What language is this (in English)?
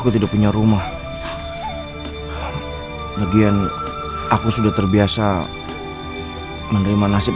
Indonesian